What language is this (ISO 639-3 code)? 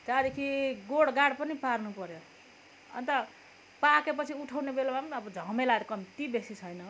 nep